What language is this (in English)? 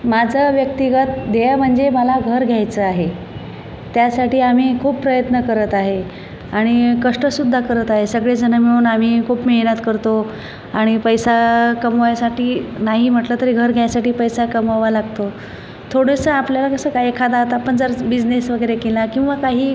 Marathi